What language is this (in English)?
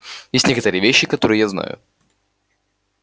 Russian